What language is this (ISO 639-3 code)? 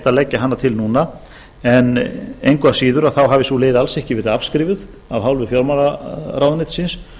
isl